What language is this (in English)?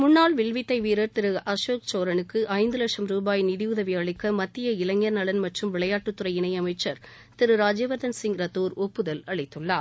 Tamil